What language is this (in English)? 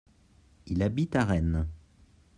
French